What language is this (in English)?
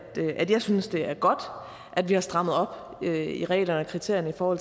Danish